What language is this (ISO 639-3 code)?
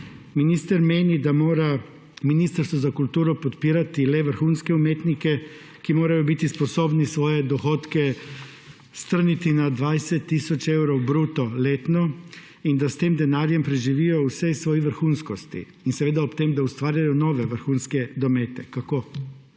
slv